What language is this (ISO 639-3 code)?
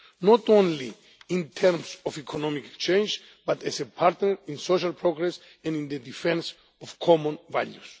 eng